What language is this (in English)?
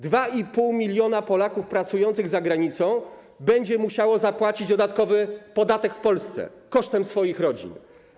Polish